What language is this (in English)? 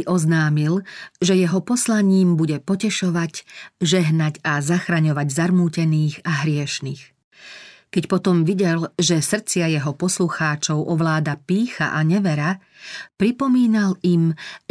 Slovak